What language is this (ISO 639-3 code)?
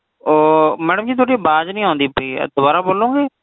pan